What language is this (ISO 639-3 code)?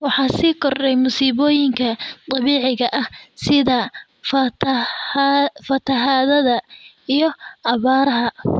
som